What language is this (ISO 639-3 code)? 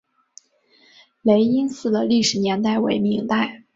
zho